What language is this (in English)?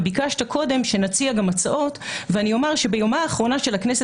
Hebrew